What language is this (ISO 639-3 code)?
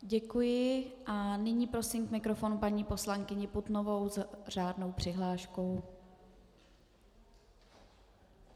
ces